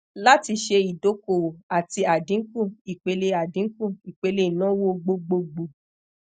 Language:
Yoruba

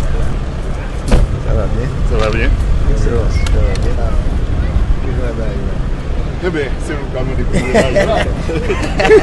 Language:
French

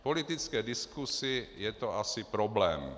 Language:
Czech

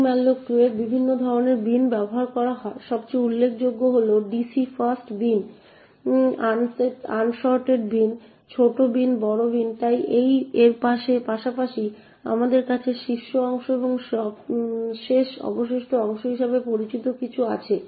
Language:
Bangla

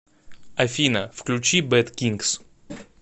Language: Russian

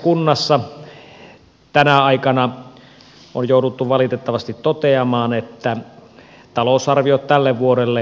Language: Finnish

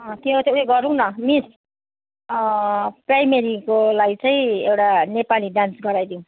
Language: Nepali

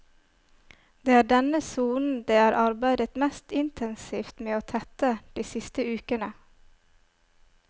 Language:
Norwegian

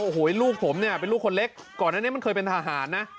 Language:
Thai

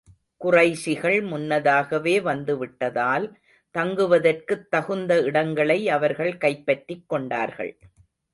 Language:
Tamil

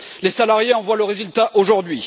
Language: French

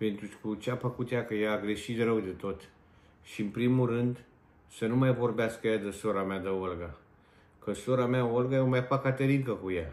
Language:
Romanian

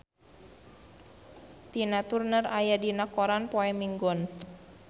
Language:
Sundanese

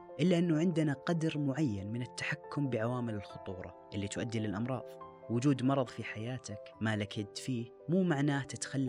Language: Arabic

